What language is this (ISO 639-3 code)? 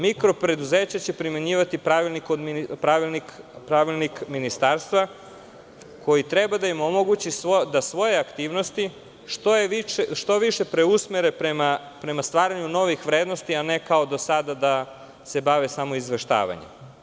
srp